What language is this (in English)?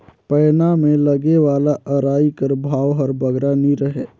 Chhattisgarhi